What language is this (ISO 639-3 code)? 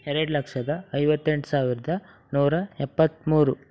kan